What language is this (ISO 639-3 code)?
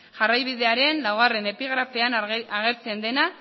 eus